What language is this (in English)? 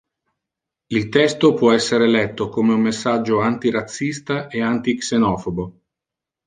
Italian